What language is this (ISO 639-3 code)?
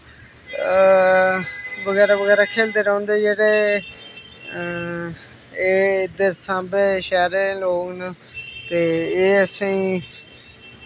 doi